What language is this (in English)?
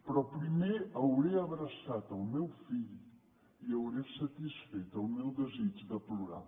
Catalan